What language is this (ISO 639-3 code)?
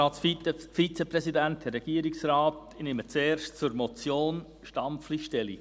gsw